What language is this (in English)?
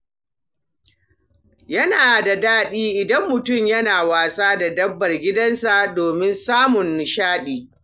Hausa